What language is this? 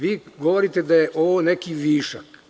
Serbian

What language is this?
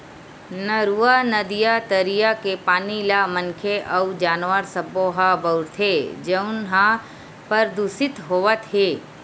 Chhattisgarhi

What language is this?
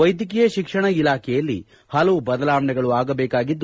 Kannada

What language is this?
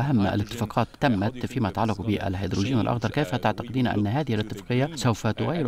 Arabic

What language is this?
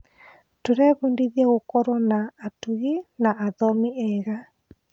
Kikuyu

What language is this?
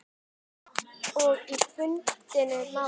Icelandic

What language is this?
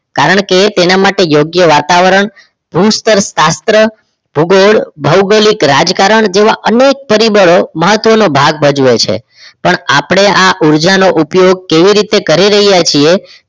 Gujarati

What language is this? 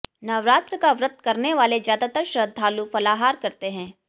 Hindi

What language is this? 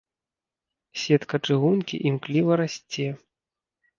Belarusian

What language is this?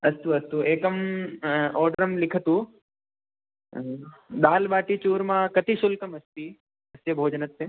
Sanskrit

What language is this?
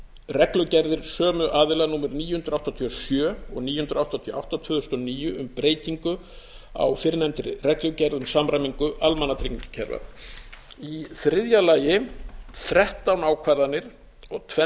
Icelandic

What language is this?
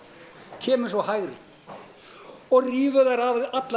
Icelandic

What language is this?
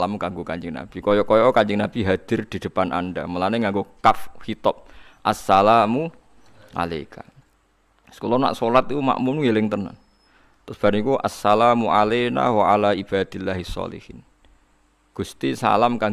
Indonesian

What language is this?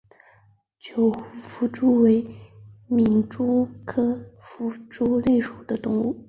Chinese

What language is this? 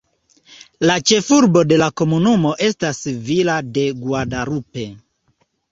Esperanto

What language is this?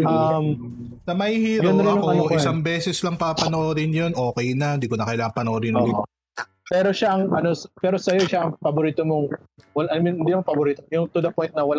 Filipino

